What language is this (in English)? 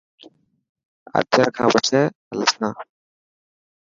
Dhatki